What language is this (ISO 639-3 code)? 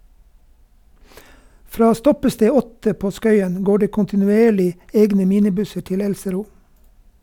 nor